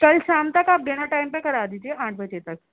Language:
Urdu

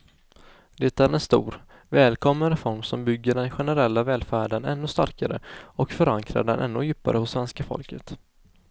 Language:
Swedish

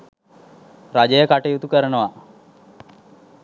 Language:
Sinhala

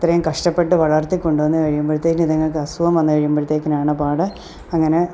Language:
Malayalam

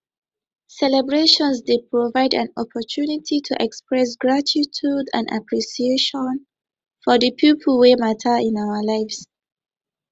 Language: Nigerian Pidgin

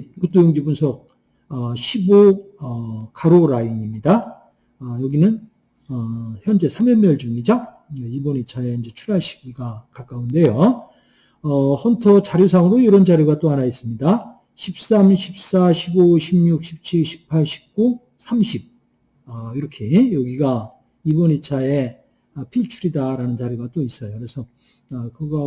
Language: Korean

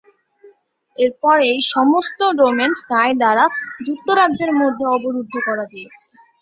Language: Bangla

